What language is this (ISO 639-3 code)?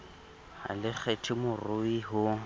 sot